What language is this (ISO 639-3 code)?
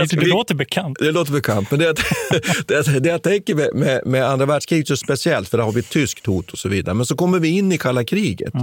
swe